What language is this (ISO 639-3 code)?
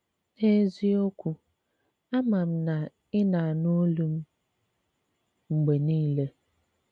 ibo